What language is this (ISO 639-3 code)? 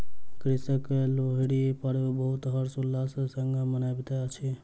mai